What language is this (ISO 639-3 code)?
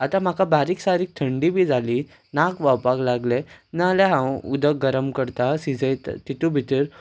kok